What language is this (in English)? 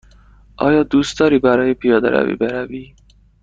Persian